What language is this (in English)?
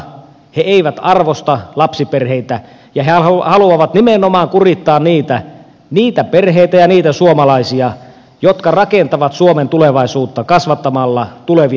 Finnish